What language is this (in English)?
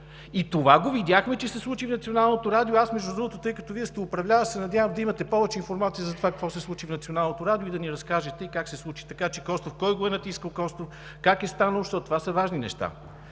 Bulgarian